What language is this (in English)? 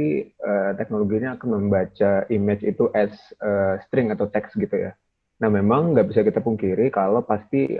Indonesian